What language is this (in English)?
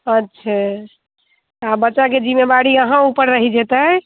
Maithili